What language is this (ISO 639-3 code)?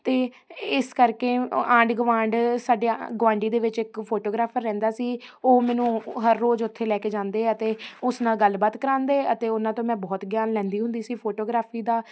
pan